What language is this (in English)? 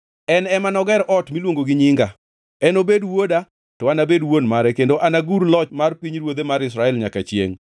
Luo (Kenya and Tanzania)